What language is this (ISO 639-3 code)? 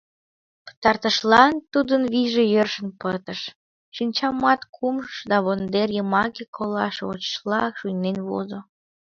chm